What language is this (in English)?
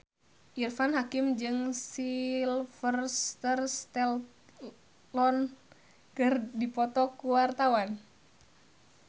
Sundanese